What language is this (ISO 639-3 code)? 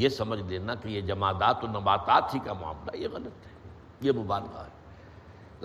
urd